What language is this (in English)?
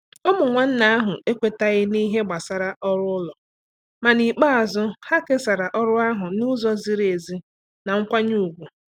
Igbo